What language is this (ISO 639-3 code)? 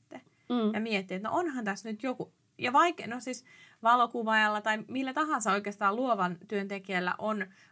fin